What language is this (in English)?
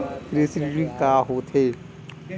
Chhattisgarhi